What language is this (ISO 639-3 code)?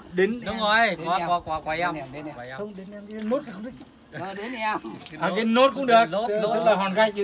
vie